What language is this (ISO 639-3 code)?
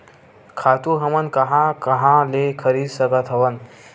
hne